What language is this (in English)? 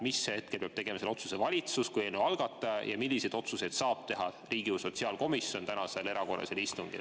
Estonian